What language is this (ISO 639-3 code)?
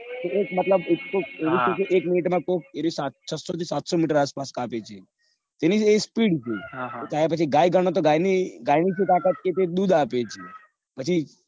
guj